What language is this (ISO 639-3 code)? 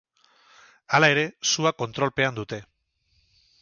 eus